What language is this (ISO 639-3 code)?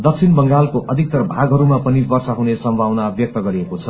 nep